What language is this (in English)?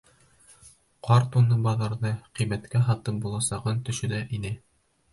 Bashkir